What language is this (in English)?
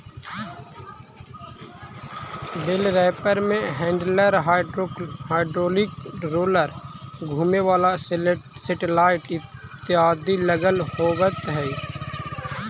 Magahi